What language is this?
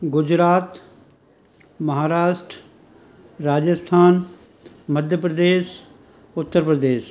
Sindhi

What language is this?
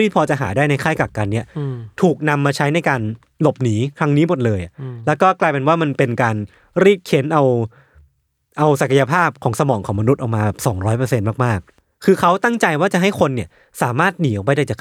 Thai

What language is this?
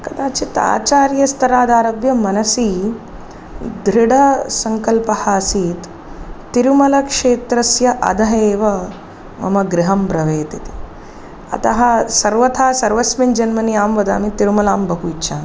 Sanskrit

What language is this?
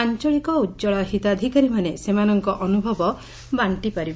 Odia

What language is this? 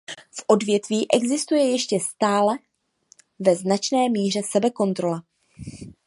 Czech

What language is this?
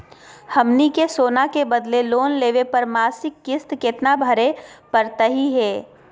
Magahi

